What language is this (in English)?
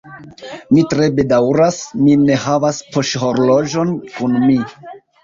Esperanto